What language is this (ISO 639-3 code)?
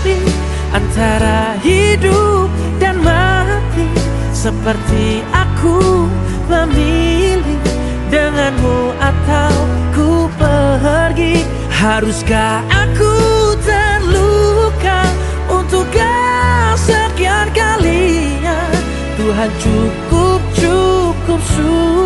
ind